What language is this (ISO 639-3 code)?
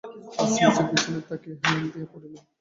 ben